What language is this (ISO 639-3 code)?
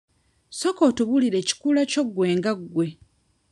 lug